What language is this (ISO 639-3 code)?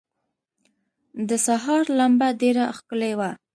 pus